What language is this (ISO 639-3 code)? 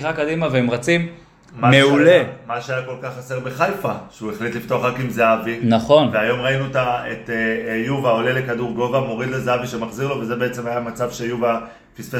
heb